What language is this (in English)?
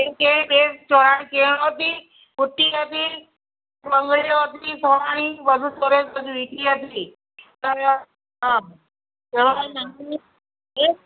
Gujarati